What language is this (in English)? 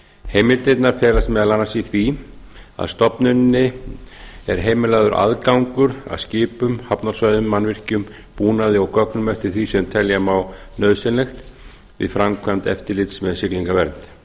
Icelandic